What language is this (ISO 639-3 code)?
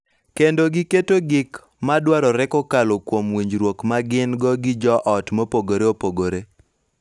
luo